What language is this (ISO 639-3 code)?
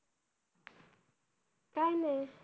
mar